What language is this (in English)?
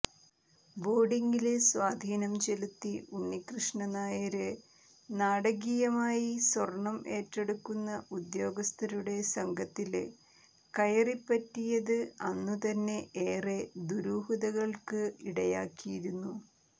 Malayalam